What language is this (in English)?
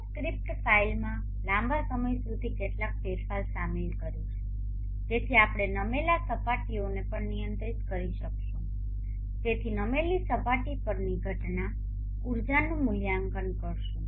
Gujarati